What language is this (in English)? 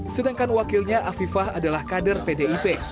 Indonesian